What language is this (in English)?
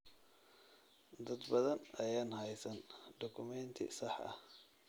Somali